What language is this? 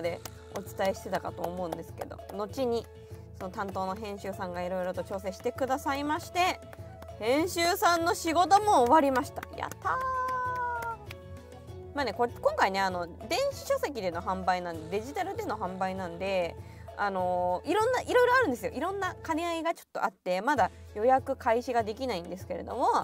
Japanese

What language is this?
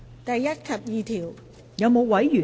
Cantonese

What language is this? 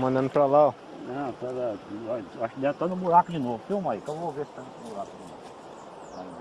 Portuguese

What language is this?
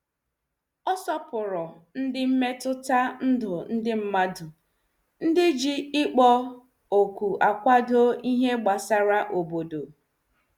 Igbo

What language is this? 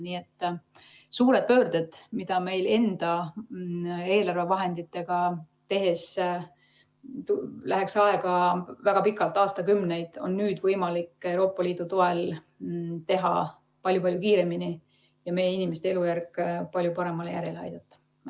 Estonian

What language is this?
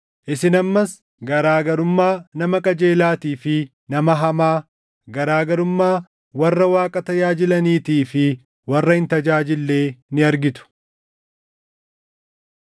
Oromo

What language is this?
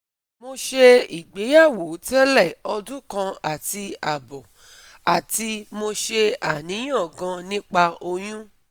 Yoruba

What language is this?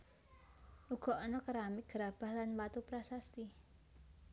Javanese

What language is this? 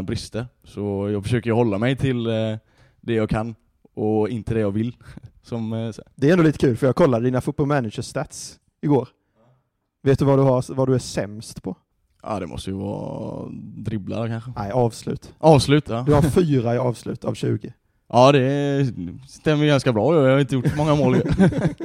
Swedish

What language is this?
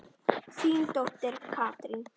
Icelandic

